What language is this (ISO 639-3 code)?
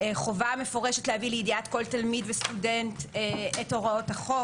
heb